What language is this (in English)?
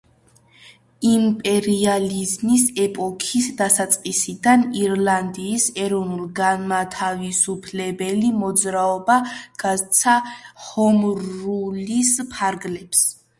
Georgian